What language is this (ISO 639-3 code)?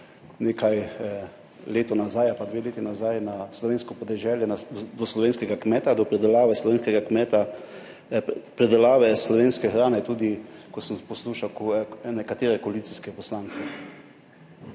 slv